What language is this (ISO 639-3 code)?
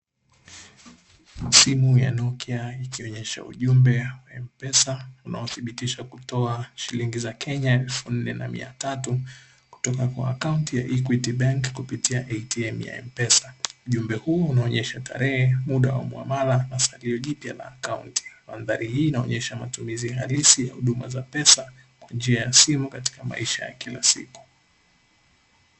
swa